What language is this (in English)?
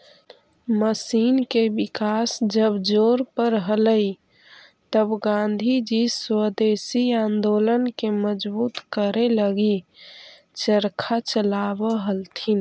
Magahi